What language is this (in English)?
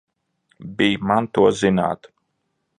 Latvian